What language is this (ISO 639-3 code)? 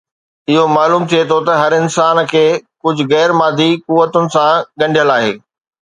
snd